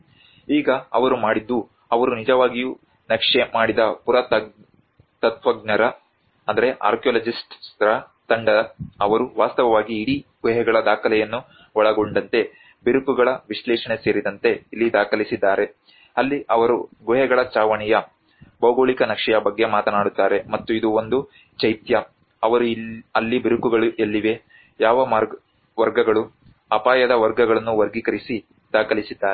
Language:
Kannada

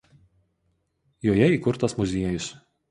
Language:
Lithuanian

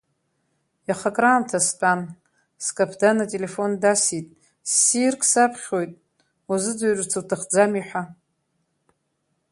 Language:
Abkhazian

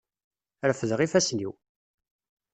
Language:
Kabyle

